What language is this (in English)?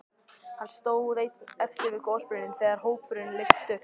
Icelandic